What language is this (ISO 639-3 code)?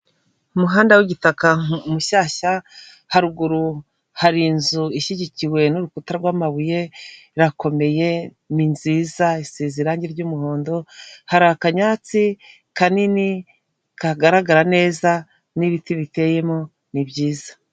kin